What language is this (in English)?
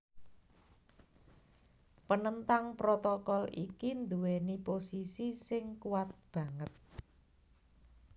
Javanese